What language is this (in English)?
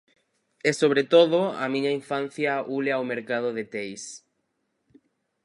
Galician